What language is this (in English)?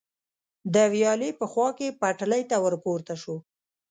Pashto